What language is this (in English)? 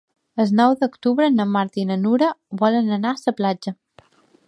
Catalan